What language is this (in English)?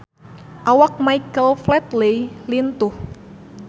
Sundanese